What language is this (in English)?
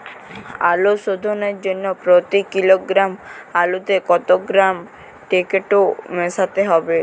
Bangla